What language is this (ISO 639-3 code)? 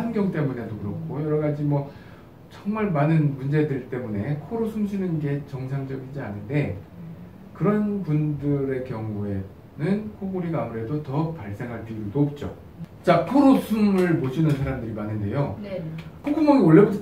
kor